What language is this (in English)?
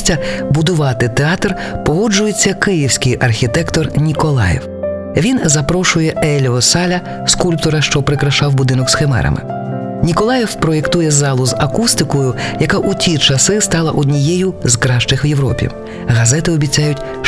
Ukrainian